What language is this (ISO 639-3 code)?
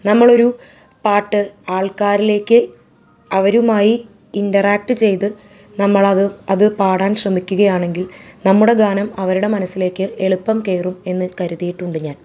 mal